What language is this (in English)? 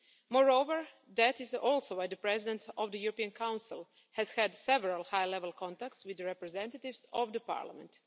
English